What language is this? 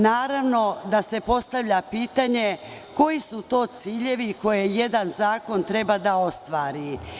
Serbian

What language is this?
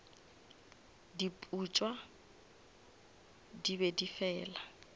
Northern Sotho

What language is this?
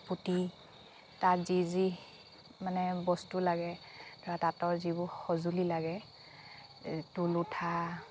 Assamese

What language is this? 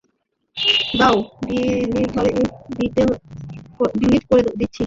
Bangla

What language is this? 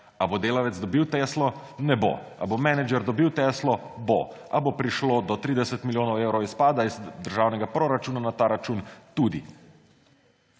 Slovenian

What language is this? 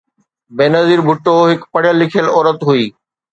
Sindhi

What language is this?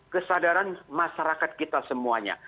Indonesian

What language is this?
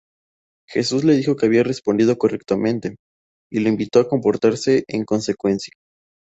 Spanish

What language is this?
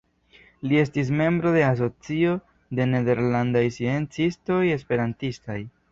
Esperanto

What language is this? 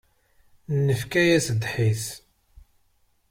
Kabyle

